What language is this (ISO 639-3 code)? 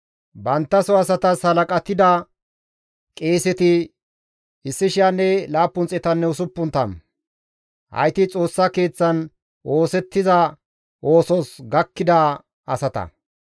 gmv